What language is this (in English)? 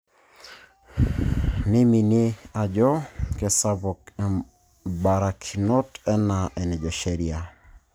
Masai